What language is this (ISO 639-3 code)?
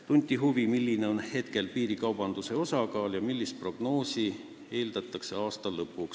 est